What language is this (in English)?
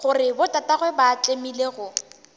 Northern Sotho